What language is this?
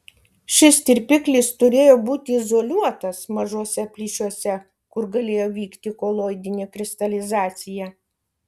Lithuanian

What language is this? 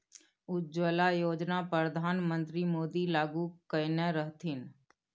Maithili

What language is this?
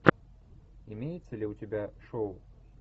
Russian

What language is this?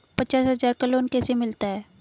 Hindi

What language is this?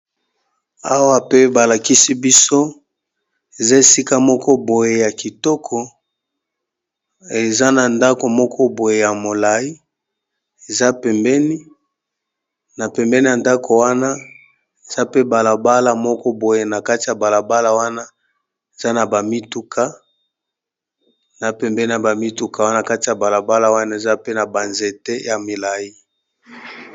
Lingala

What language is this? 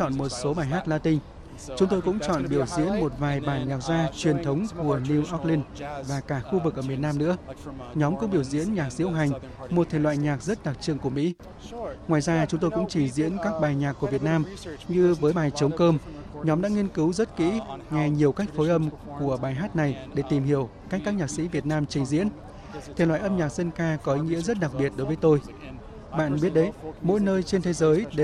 Vietnamese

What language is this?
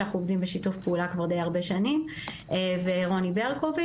Hebrew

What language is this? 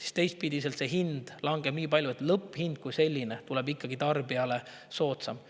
Estonian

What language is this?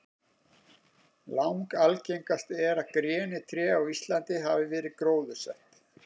Icelandic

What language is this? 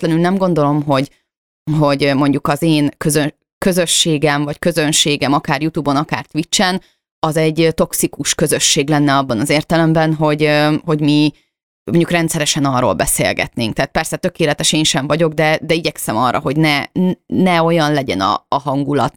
Hungarian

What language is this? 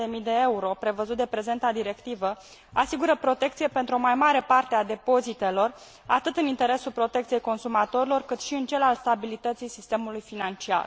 Romanian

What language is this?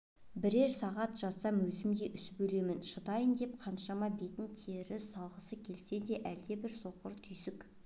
Kazakh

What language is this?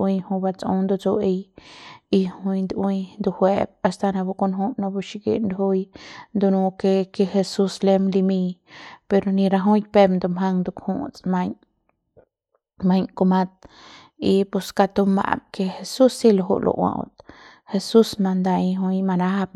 Central Pame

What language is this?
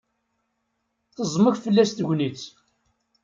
Kabyle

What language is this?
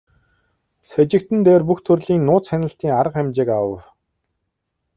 Mongolian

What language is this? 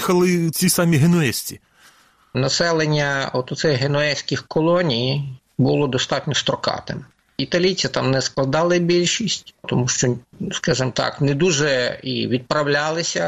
Ukrainian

